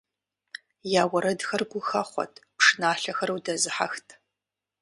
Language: Kabardian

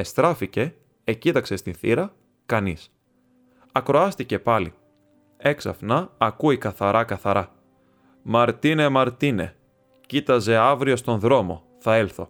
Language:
Greek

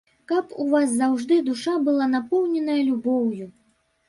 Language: Belarusian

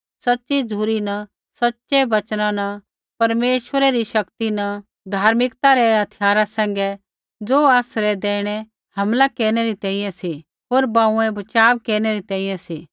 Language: Kullu Pahari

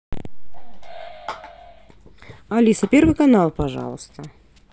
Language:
Russian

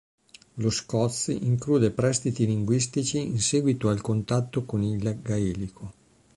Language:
Italian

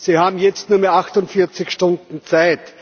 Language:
German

